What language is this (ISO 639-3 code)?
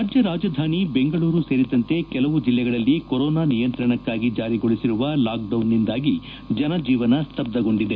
kan